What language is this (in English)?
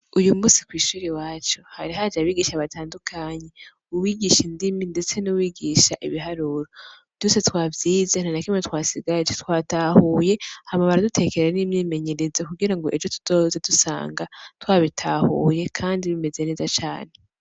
Rundi